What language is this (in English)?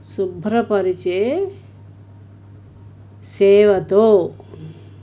Telugu